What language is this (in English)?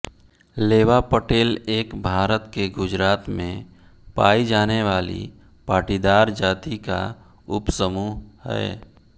Hindi